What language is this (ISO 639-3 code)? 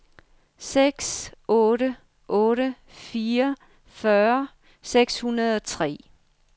dan